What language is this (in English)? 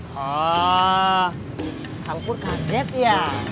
Indonesian